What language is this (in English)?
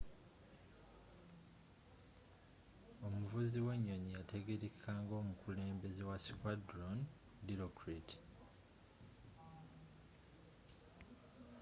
Ganda